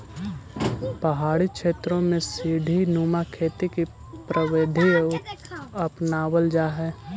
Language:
Magahi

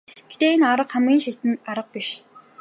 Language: Mongolian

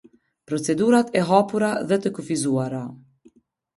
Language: Albanian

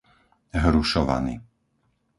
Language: Slovak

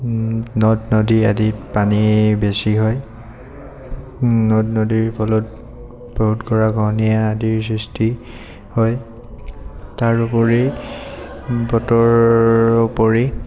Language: Assamese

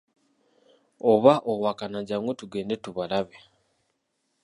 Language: Ganda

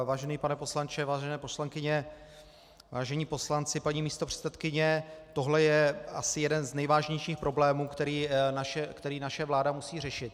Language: Czech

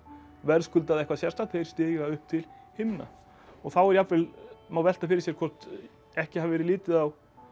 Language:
Icelandic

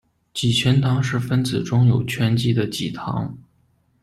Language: Chinese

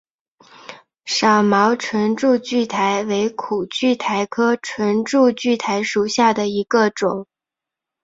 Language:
Chinese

